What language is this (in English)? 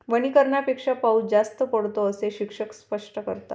Marathi